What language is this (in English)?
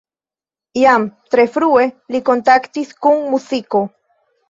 Esperanto